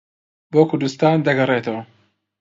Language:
Central Kurdish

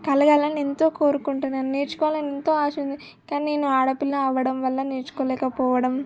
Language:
Telugu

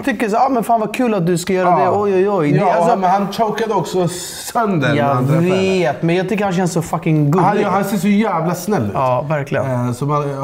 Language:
Swedish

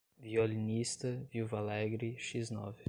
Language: Portuguese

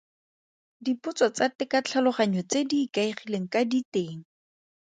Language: Tswana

